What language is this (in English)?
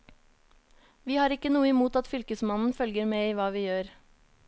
Norwegian